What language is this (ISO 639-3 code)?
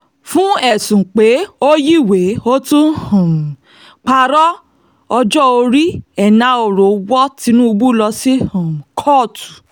yor